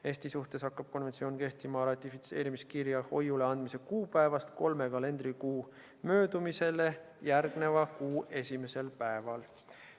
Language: Estonian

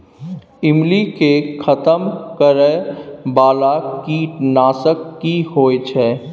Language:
Maithili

